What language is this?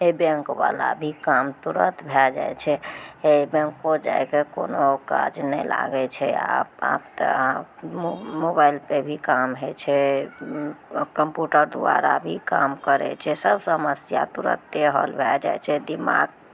Maithili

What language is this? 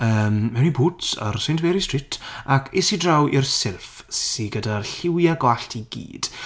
Welsh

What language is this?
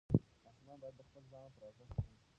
Pashto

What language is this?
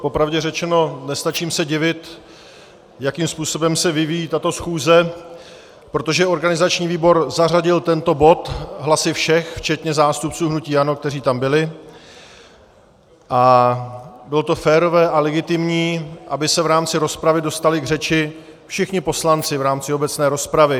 Czech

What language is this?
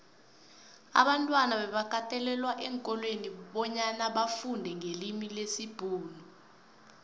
South Ndebele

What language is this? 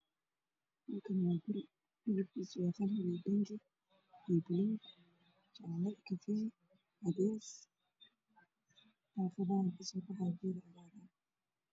Somali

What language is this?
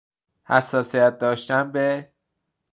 Persian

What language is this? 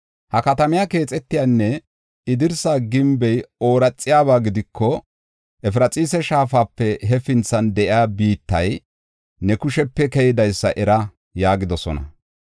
Gofa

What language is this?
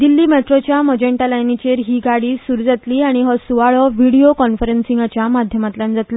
Konkani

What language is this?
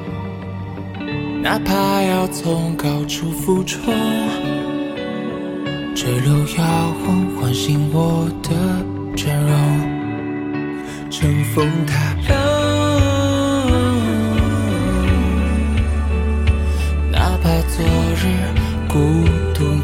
Chinese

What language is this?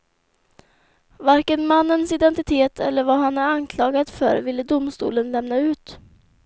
Swedish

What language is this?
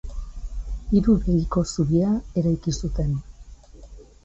Basque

